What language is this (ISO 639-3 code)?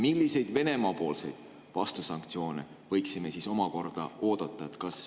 est